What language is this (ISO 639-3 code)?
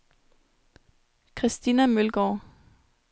dan